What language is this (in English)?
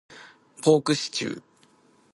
Japanese